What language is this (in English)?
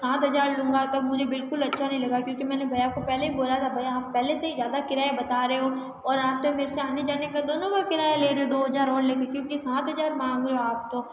Hindi